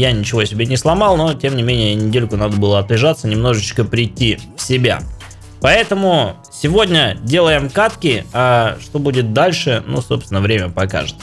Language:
Russian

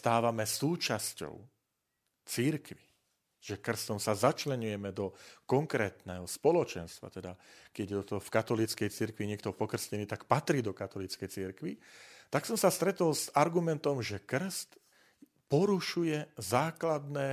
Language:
Slovak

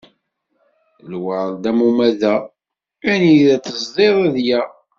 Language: Kabyle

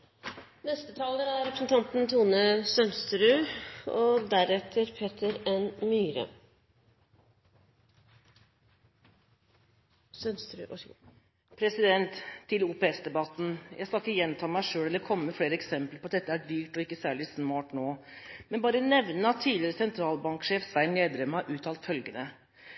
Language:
Norwegian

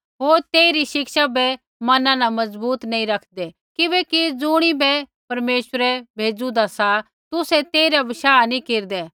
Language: Kullu Pahari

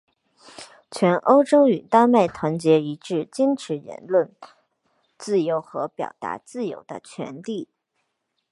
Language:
Chinese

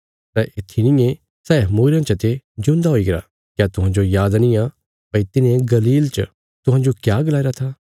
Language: Bilaspuri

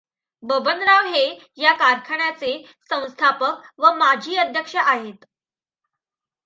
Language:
Marathi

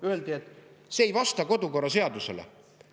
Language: Estonian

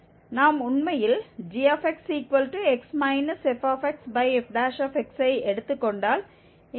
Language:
Tamil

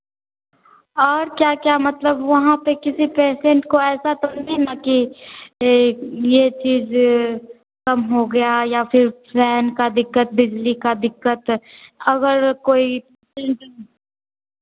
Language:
Hindi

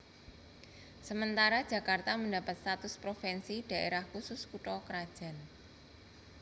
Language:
Javanese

